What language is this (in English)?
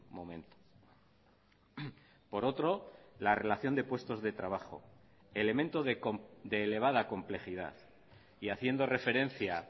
Spanish